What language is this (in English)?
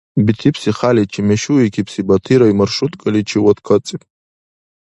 Dargwa